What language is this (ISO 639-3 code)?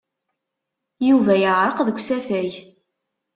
kab